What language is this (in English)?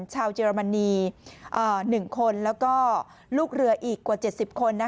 Thai